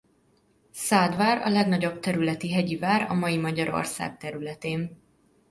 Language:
Hungarian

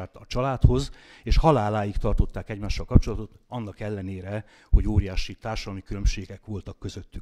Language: Hungarian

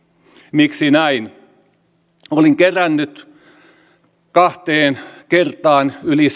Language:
Finnish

